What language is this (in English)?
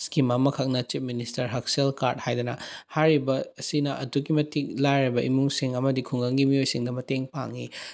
Manipuri